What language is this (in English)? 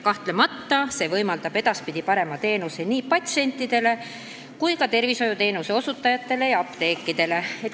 Estonian